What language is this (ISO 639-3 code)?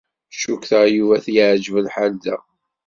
kab